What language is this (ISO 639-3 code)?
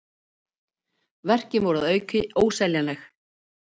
isl